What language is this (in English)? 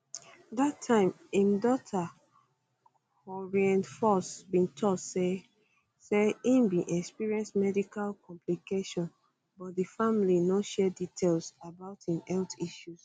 Nigerian Pidgin